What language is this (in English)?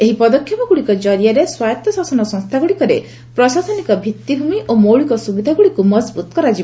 Odia